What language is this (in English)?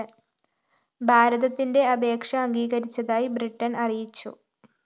Malayalam